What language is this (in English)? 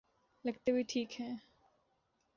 Urdu